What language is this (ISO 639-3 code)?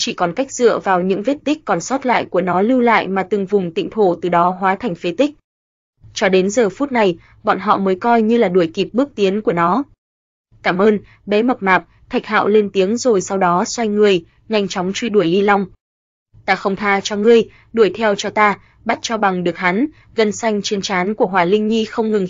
vie